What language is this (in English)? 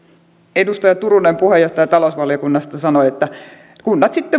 Finnish